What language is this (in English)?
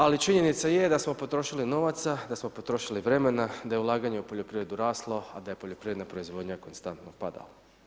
Croatian